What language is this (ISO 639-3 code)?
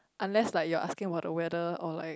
eng